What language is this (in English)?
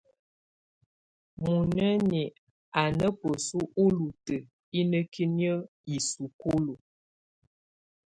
Tunen